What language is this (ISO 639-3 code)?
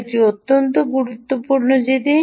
ben